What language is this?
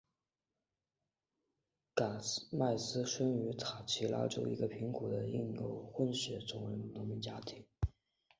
Chinese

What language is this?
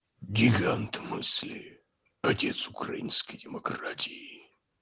Russian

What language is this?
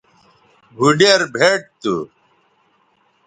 Bateri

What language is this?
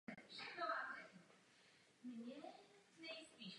Czech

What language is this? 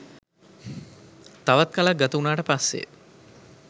Sinhala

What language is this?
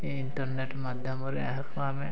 Odia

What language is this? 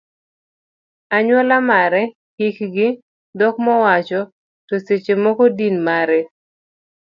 Luo (Kenya and Tanzania)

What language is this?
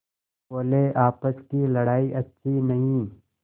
Hindi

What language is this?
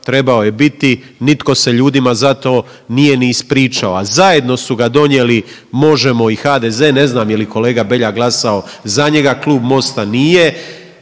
Croatian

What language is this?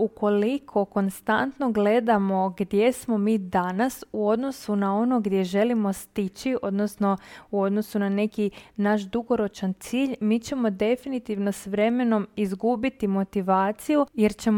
Croatian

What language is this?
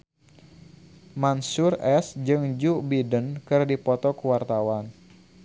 Sundanese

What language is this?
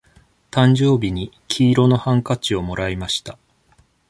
Japanese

